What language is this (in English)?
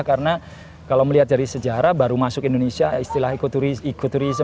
Indonesian